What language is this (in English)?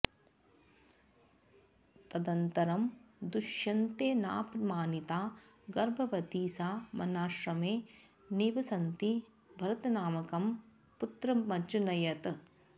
Sanskrit